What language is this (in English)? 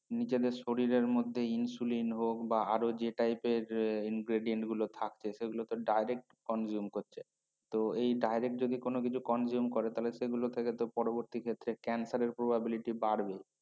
Bangla